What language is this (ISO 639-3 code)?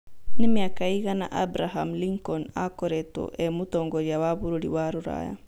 kik